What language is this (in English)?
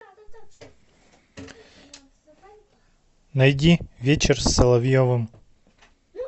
Russian